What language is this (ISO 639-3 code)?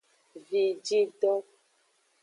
ajg